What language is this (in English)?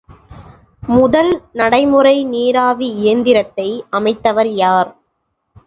Tamil